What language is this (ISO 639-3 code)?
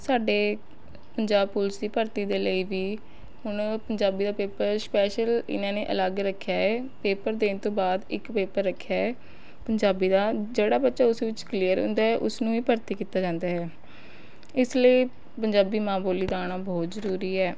pan